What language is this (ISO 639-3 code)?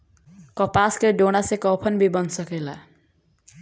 bho